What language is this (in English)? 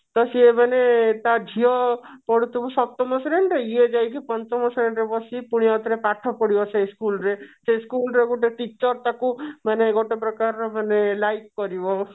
Odia